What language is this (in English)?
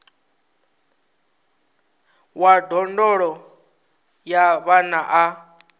Venda